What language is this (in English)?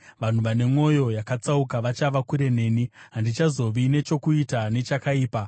Shona